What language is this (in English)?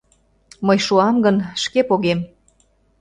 Mari